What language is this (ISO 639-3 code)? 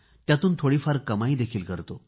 mar